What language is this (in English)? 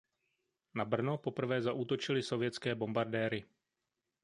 Czech